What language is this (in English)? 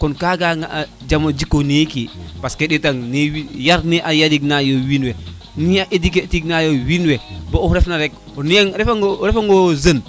Serer